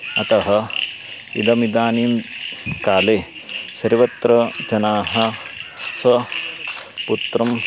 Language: Sanskrit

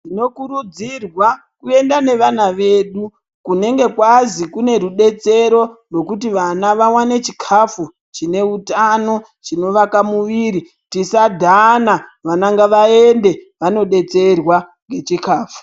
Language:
Ndau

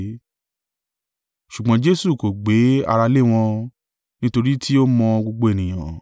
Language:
Yoruba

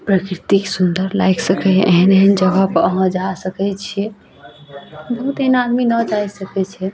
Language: Maithili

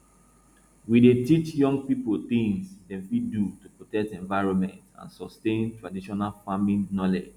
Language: Nigerian Pidgin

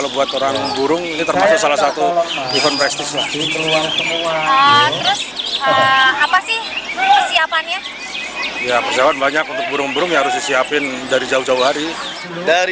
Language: Indonesian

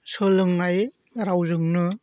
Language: Bodo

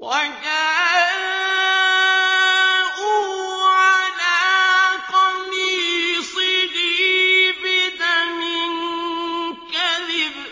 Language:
Arabic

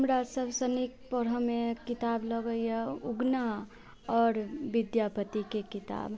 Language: Maithili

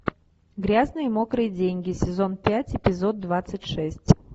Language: Russian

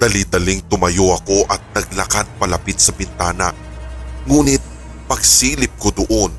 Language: Filipino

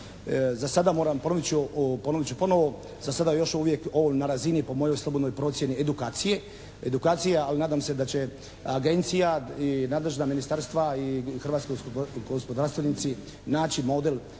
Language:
Croatian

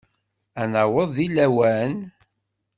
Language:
Kabyle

